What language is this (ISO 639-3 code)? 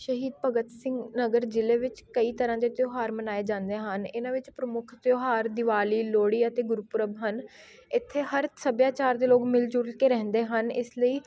pan